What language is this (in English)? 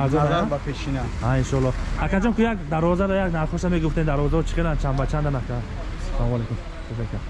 Turkish